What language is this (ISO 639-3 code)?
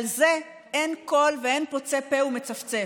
heb